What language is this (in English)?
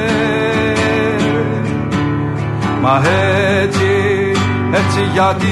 Greek